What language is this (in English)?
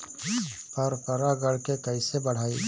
Bhojpuri